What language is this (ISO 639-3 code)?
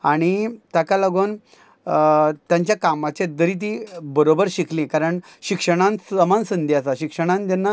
kok